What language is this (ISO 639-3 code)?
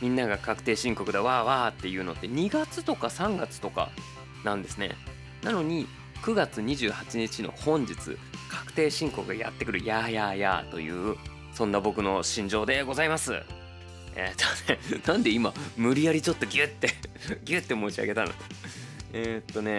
jpn